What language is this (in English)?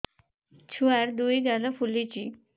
Odia